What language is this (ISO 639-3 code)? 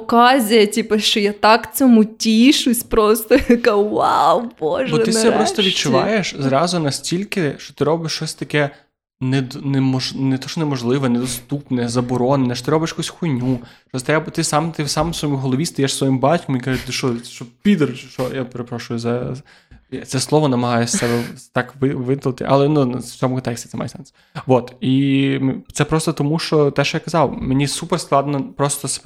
ukr